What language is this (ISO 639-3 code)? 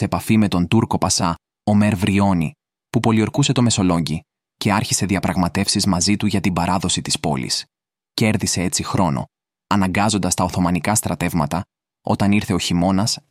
ell